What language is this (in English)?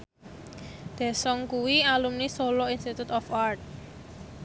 Javanese